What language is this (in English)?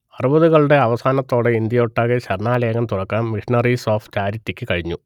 Malayalam